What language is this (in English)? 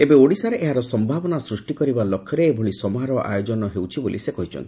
Odia